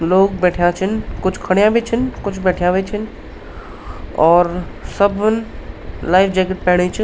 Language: Garhwali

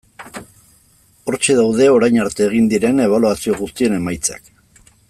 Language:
Basque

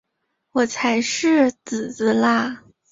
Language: Chinese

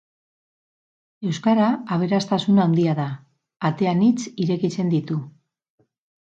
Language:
Basque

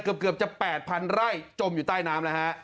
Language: Thai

